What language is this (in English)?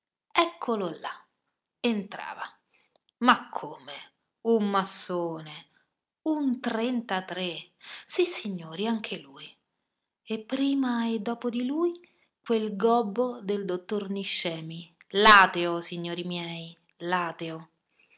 Italian